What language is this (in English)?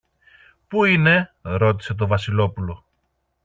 Greek